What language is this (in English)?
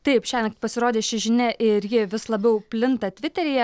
Lithuanian